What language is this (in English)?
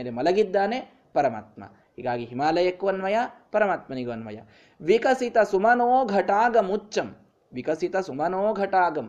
Kannada